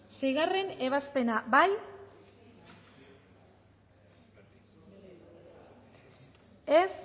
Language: Basque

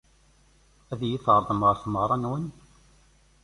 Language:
Kabyle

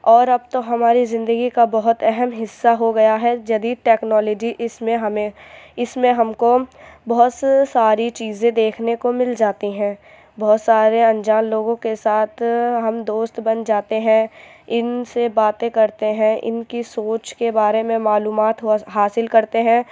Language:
Urdu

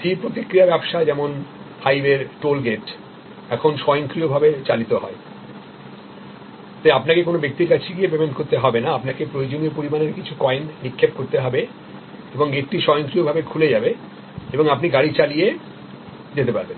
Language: Bangla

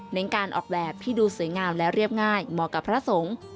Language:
Thai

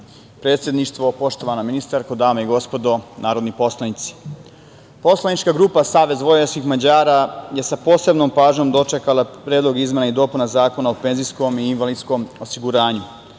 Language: Serbian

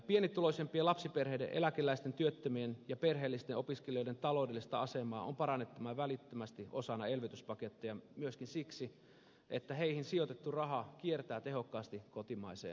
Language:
Finnish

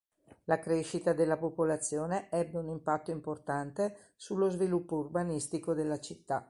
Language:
Italian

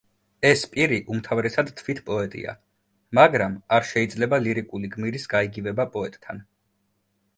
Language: Georgian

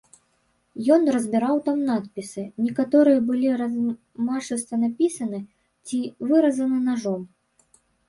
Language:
Belarusian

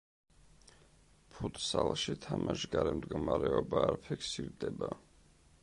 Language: Georgian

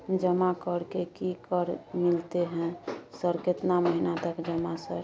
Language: Maithili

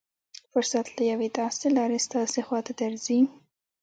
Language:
Pashto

